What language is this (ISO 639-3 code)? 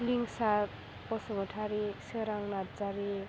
brx